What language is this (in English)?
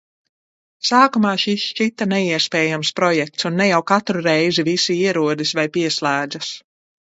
Latvian